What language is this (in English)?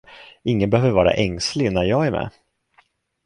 Swedish